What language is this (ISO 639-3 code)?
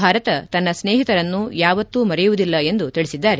kan